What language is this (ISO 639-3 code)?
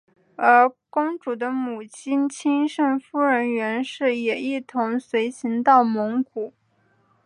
zho